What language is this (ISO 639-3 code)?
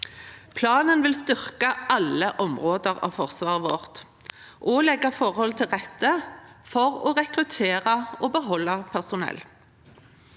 nor